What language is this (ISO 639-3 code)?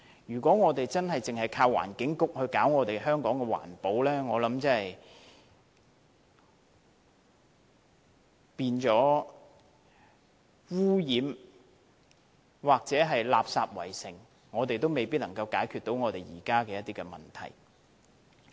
yue